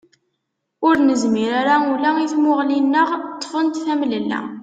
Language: Kabyle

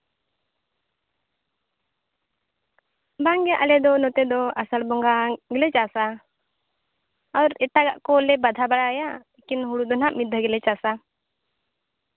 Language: Santali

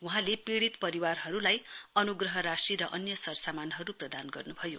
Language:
Nepali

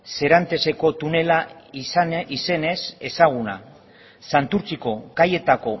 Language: Basque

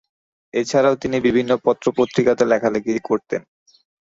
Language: Bangla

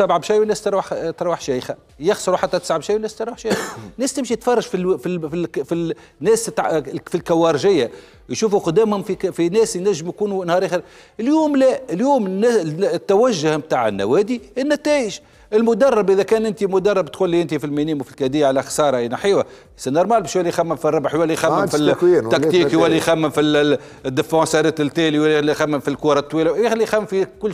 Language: Arabic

